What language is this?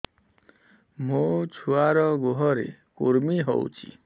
Odia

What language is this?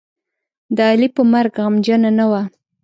Pashto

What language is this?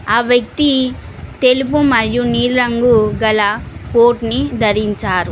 Telugu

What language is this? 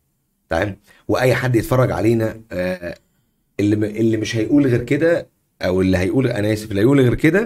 Arabic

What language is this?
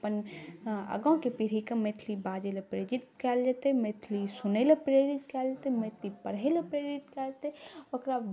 Maithili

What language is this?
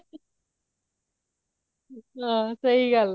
Punjabi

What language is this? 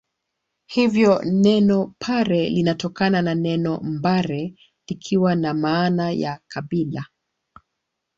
Swahili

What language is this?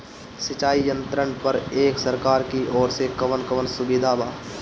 Bhojpuri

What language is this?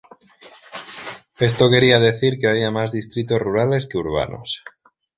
Spanish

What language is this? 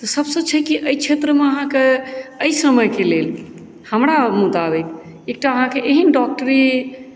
Maithili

